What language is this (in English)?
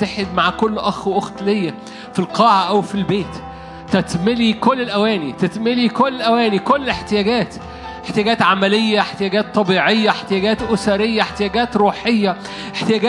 Arabic